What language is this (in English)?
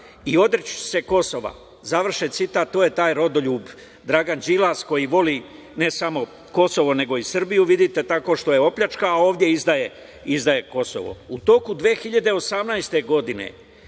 Serbian